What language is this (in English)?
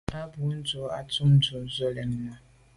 Medumba